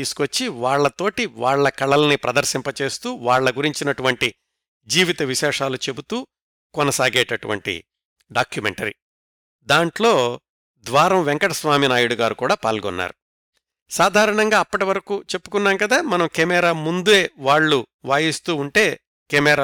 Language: Telugu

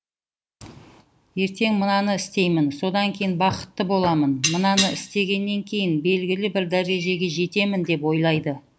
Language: Kazakh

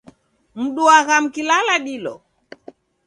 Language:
Taita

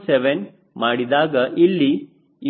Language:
Kannada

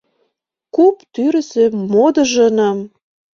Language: Mari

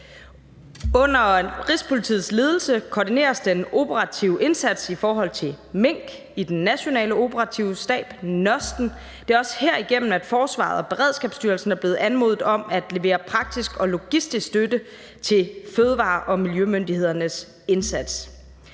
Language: Danish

